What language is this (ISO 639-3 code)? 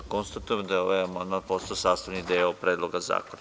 srp